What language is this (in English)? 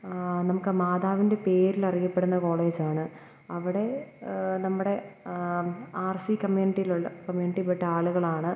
Malayalam